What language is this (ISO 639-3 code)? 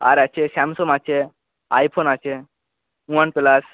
ben